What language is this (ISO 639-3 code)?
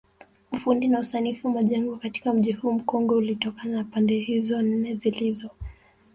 swa